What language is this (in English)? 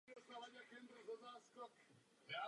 Czech